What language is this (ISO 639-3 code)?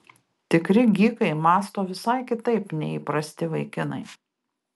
lit